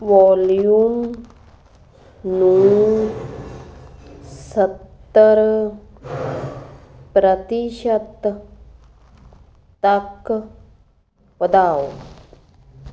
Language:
Punjabi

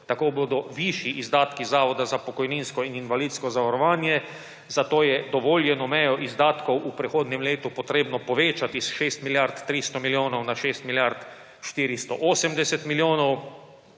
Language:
Slovenian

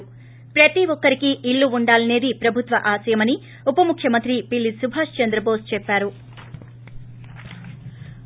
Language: Telugu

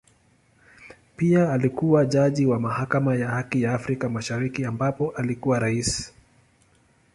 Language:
Swahili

